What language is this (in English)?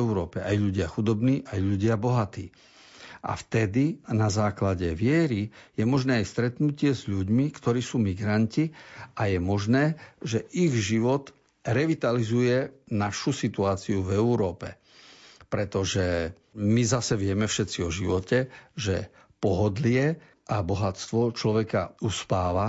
Slovak